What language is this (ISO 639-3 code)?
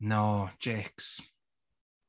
eng